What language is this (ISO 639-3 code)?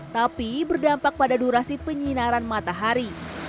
ind